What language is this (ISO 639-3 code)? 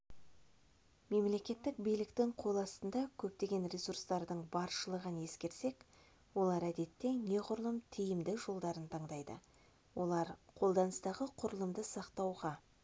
kaz